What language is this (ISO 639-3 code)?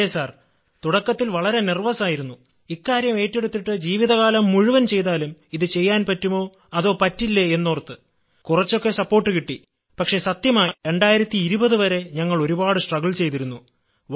mal